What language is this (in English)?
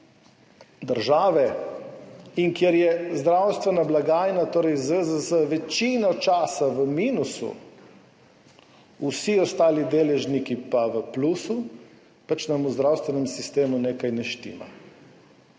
Slovenian